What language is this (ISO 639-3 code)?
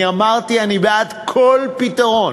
heb